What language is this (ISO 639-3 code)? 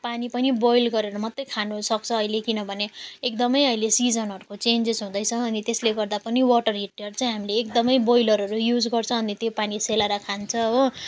nep